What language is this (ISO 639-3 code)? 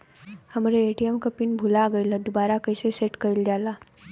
bho